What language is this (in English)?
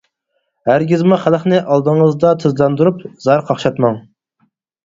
Uyghur